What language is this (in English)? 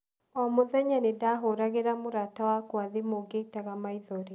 Kikuyu